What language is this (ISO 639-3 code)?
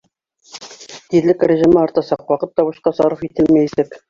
bak